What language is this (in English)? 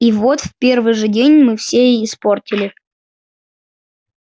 Russian